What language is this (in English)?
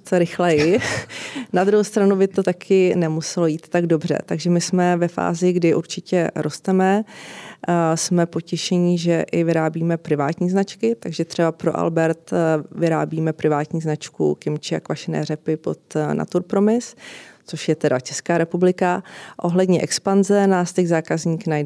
Czech